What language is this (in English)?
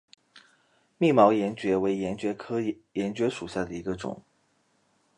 Chinese